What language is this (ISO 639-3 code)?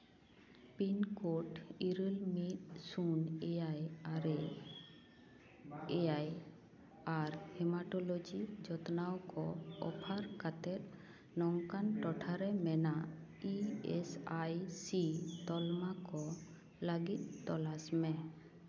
sat